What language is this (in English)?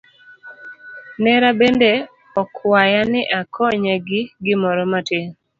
Luo (Kenya and Tanzania)